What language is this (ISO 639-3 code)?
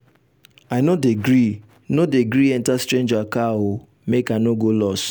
pcm